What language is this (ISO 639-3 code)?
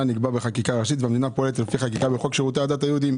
heb